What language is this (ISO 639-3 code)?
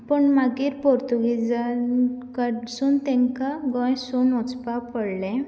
kok